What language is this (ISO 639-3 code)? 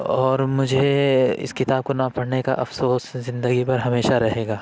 urd